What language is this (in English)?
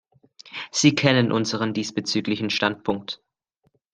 German